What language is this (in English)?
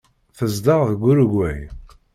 Kabyle